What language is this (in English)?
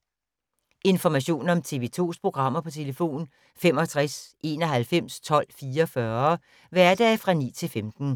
Danish